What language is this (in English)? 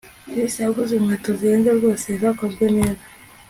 Kinyarwanda